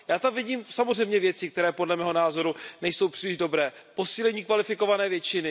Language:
Czech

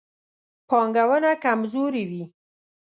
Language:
Pashto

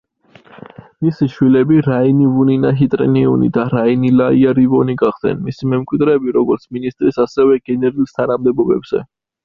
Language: Georgian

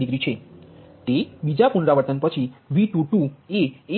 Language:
Gujarati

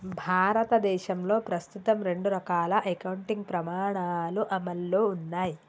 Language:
Telugu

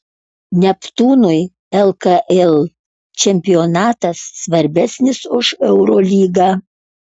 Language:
Lithuanian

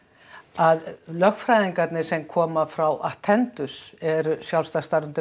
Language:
Icelandic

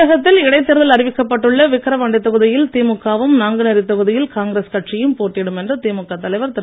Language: Tamil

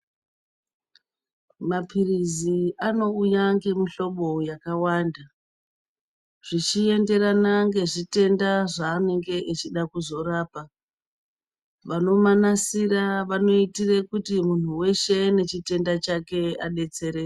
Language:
Ndau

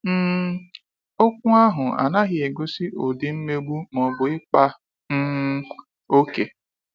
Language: Igbo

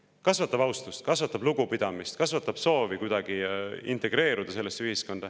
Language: Estonian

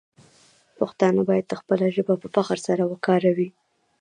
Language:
Pashto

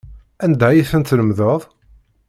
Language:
Kabyle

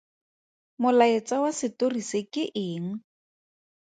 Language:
Tswana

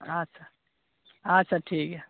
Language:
Santali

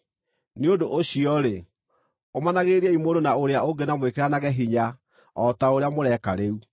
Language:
Kikuyu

